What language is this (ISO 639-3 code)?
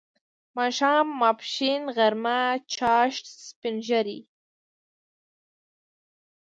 pus